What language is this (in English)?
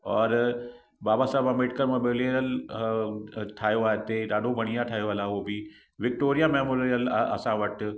Sindhi